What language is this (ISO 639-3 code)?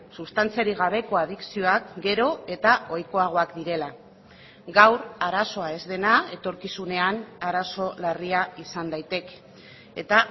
eus